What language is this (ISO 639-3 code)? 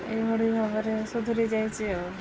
ori